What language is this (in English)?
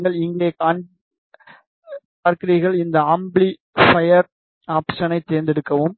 Tamil